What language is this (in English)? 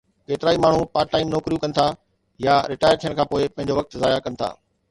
Sindhi